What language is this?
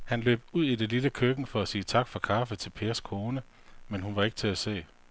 Danish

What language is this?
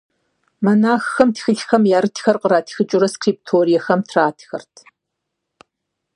Kabardian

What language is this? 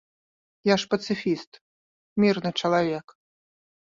Belarusian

